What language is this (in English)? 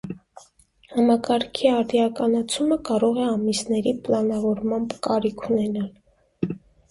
Armenian